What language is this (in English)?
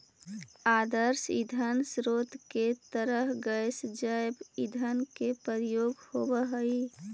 Magahi